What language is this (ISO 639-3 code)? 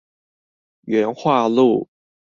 zho